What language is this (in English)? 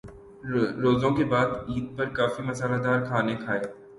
Urdu